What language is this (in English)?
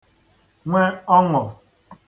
Igbo